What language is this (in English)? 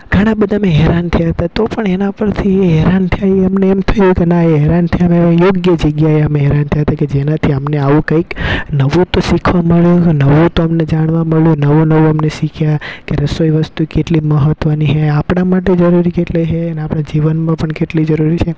Gujarati